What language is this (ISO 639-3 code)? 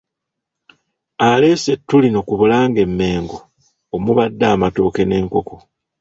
lug